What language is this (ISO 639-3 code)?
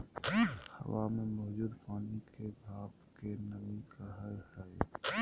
mag